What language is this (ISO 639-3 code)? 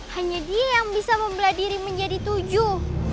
ind